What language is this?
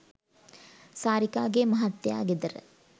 Sinhala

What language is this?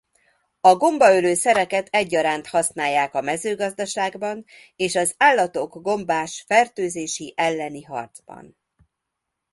Hungarian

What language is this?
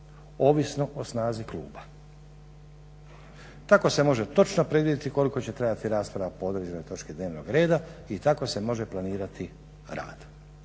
Croatian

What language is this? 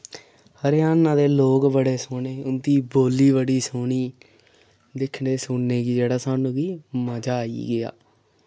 Dogri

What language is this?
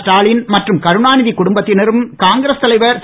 Tamil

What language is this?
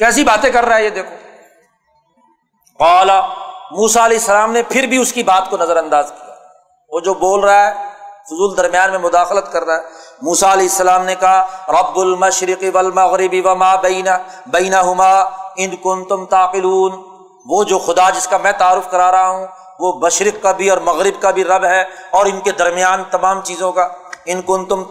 Urdu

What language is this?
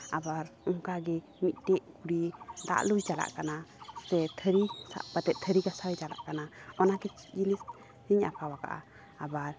Santali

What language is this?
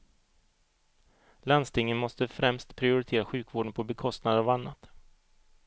Swedish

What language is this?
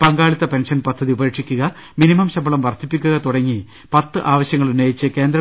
Malayalam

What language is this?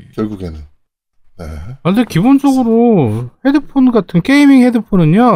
Korean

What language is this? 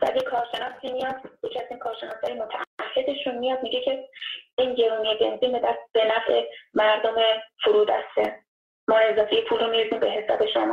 Persian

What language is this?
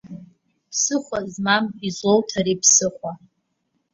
Abkhazian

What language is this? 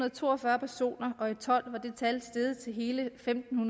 Danish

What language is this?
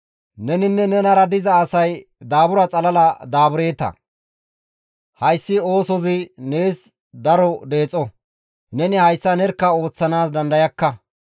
Gamo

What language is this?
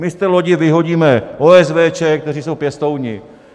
Czech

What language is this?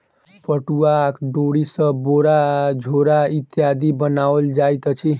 Maithili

